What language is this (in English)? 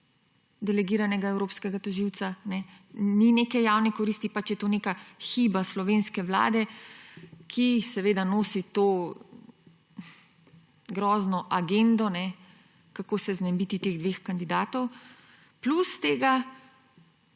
Slovenian